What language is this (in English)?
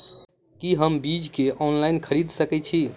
Maithili